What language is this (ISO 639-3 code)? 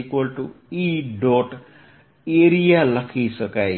guj